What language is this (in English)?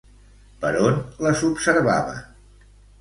Catalan